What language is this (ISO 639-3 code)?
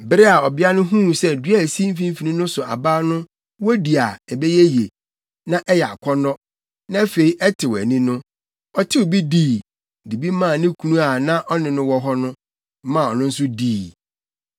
aka